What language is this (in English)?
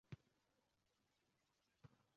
Uzbek